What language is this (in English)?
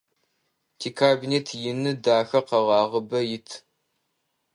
Adyghe